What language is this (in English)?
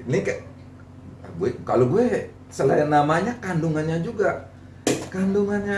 Indonesian